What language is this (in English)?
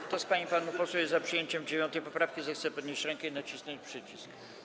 Polish